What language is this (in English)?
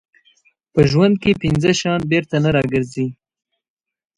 Pashto